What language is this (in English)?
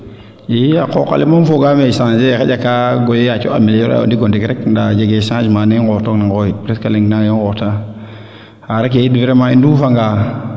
Serer